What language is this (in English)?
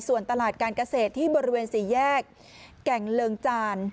Thai